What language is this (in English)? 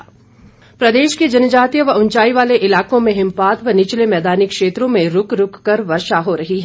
Hindi